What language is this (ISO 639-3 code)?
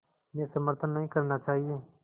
hin